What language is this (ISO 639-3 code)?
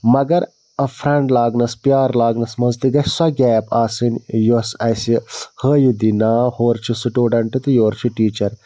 kas